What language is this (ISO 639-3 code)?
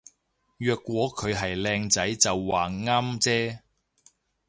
yue